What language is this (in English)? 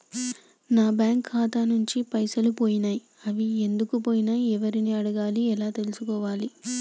Telugu